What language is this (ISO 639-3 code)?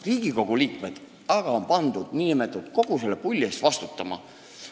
est